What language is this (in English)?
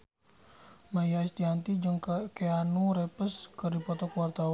Sundanese